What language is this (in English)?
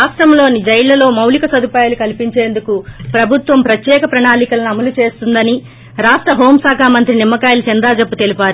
Telugu